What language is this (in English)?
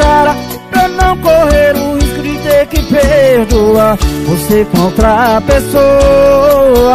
Portuguese